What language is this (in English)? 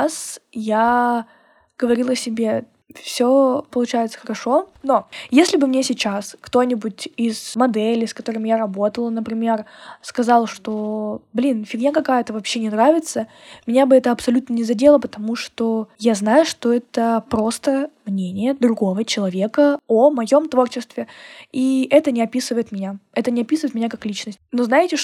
Russian